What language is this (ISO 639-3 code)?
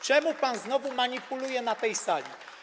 pol